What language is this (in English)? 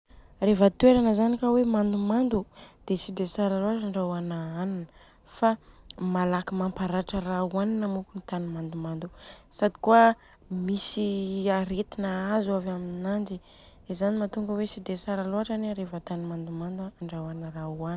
Southern Betsimisaraka Malagasy